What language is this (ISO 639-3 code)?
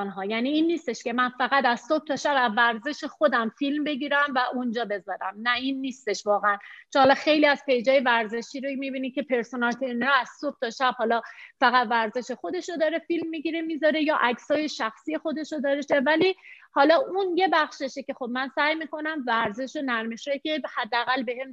fas